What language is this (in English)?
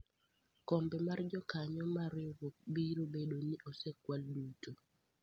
Luo (Kenya and Tanzania)